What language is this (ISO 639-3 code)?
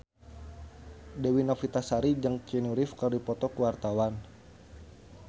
sun